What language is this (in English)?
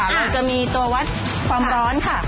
Thai